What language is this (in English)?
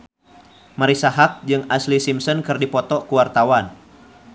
Sundanese